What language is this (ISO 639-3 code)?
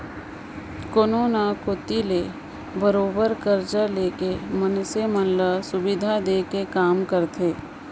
hne